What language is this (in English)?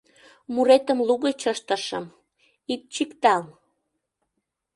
Mari